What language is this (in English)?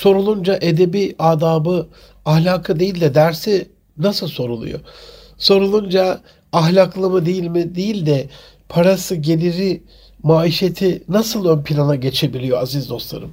Turkish